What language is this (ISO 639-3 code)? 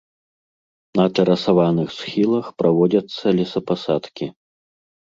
bel